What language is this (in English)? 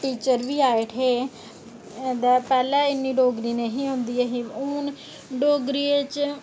Dogri